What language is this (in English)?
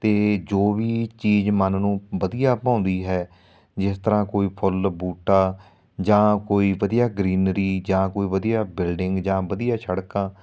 Punjabi